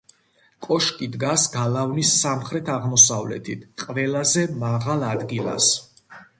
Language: Georgian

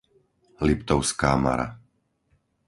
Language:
Slovak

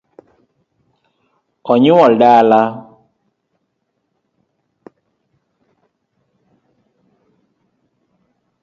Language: Luo (Kenya and Tanzania)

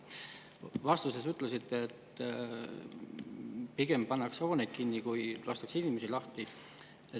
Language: Estonian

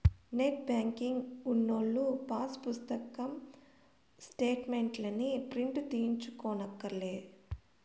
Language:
Telugu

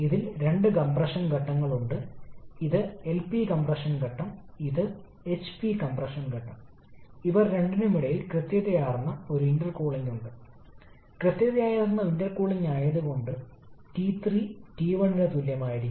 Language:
Malayalam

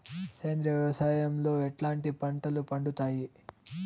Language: Telugu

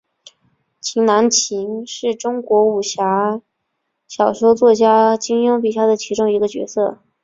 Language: Chinese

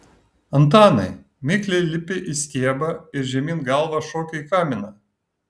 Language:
Lithuanian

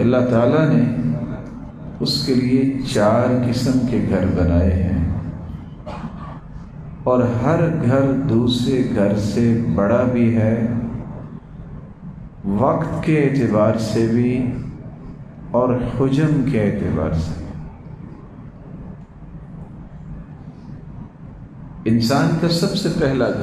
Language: Arabic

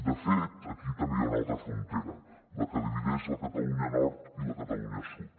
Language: Catalan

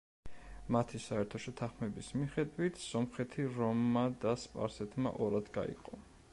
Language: Georgian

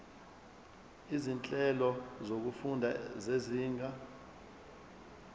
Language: Zulu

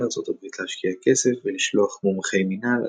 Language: Hebrew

